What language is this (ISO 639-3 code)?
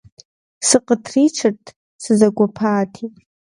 kbd